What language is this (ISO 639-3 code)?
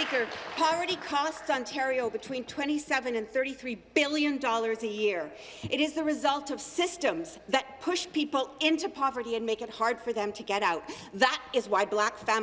eng